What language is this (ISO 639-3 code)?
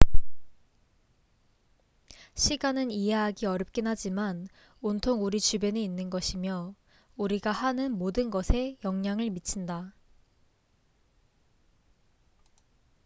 kor